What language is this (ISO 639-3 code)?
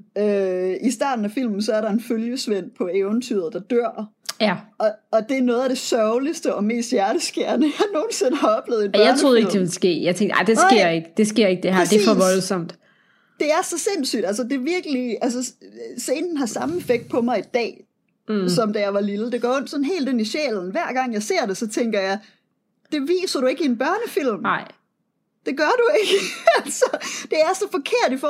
dan